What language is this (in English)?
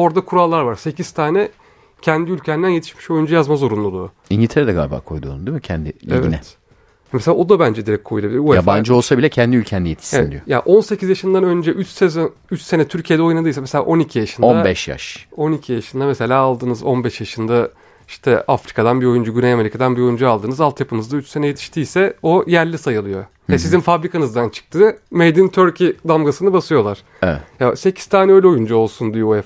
Turkish